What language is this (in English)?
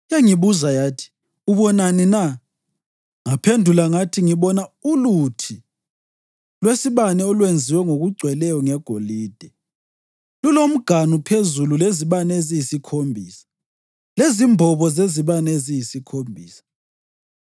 North Ndebele